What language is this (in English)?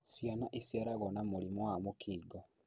Kikuyu